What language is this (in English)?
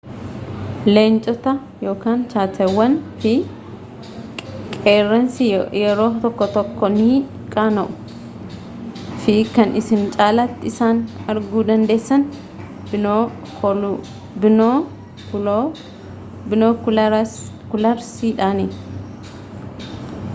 Oromo